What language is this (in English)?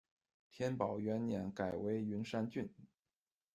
Chinese